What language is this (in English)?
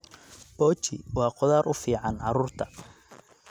Somali